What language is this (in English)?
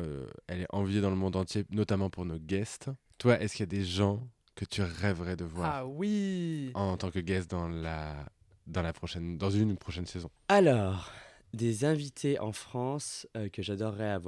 French